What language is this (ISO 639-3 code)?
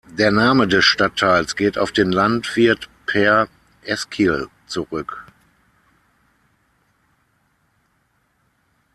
deu